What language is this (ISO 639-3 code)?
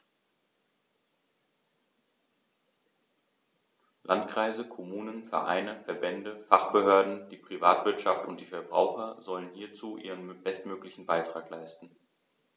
deu